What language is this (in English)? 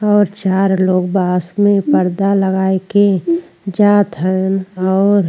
Bhojpuri